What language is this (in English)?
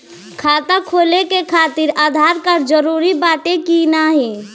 Bhojpuri